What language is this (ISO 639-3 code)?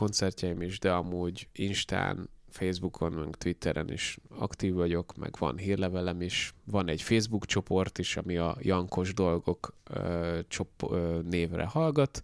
hun